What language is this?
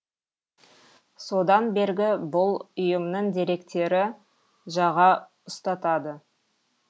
Kazakh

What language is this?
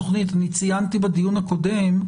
Hebrew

